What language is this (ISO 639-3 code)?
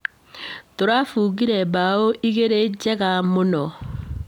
kik